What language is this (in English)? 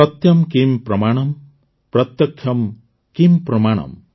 Odia